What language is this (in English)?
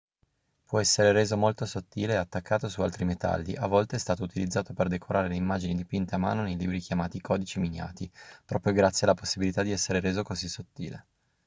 Italian